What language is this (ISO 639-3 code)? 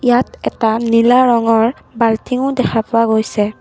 asm